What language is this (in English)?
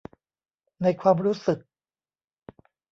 Thai